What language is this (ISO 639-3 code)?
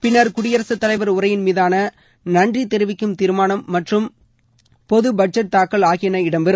tam